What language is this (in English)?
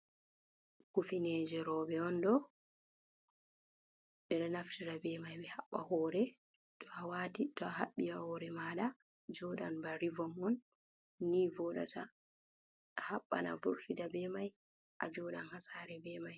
Fula